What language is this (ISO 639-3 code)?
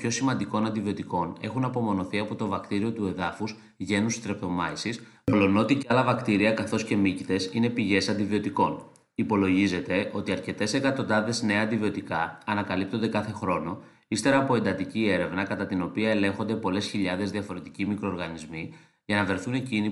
ell